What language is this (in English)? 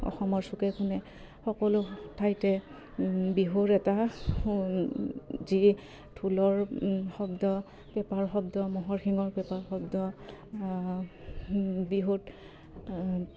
Assamese